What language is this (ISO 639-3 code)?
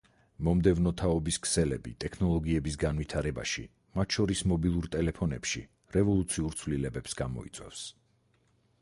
kat